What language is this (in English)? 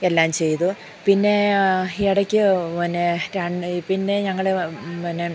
Malayalam